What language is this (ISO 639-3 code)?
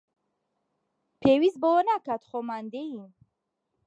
ckb